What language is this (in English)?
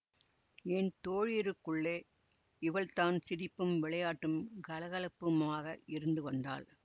Tamil